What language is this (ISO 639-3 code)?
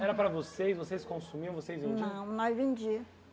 por